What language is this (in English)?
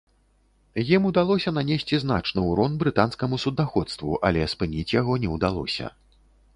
Belarusian